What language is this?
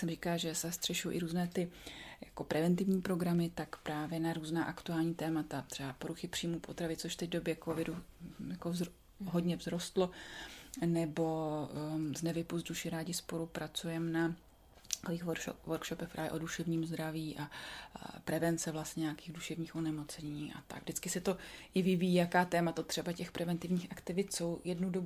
Czech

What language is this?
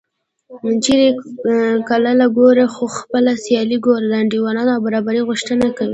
Pashto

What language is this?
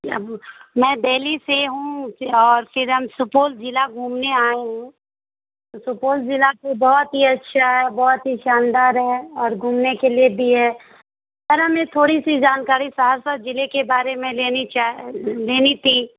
Urdu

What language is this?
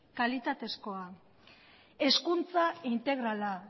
Basque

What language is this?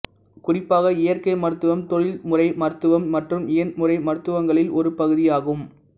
Tamil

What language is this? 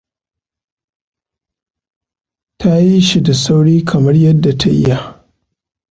Hausa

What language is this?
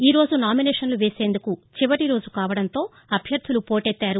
Telugu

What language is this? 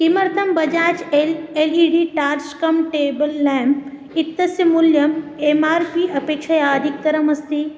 Sanskrit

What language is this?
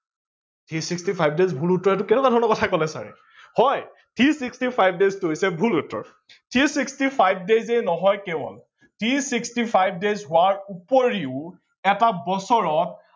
Assamese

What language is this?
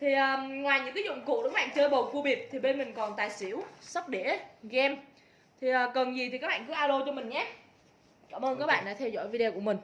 Vietnamese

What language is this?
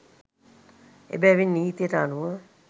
Sinhala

